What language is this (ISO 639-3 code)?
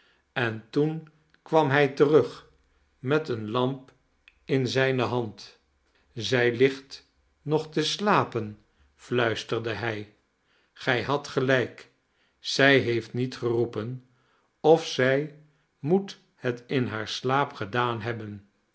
nld